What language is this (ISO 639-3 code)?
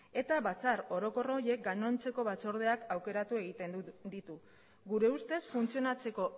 eus